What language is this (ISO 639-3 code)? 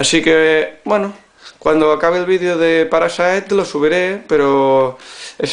spa